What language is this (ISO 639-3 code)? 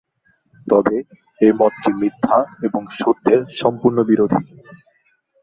ben